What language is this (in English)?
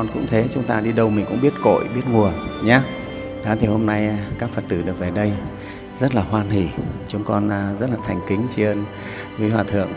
Vietnamese